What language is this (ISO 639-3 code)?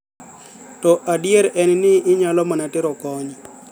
luo